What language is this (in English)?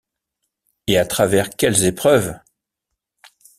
French